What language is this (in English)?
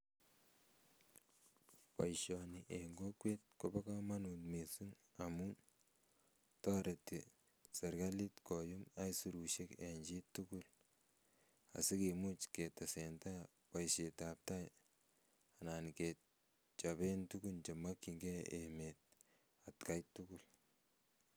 Kalenjin